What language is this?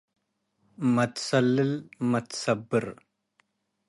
Tigre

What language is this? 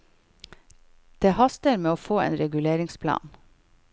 Norwegian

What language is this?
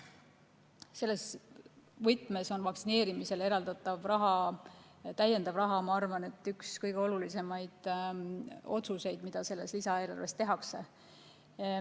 Estonian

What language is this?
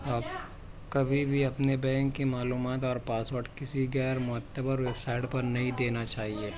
Urdu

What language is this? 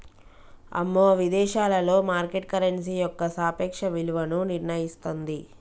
Telugu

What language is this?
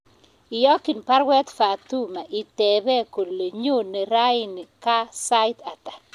Kalenjin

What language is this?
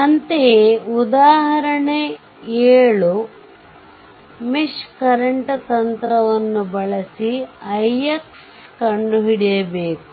Kannada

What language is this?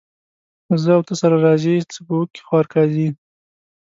Pashto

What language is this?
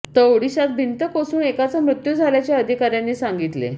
Marathi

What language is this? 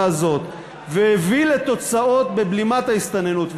Hebrew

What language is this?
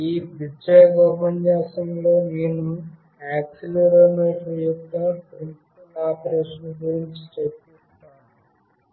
Telugu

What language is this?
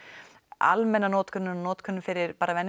Icelandic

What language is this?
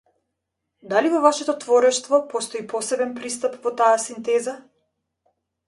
Macedonian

